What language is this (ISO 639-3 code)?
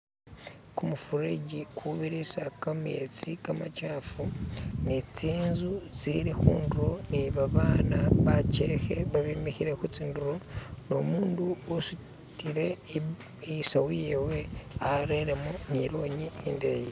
myx